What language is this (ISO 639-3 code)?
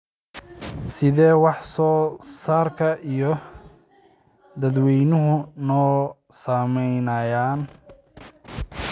som